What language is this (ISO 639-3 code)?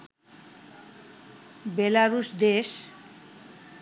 ben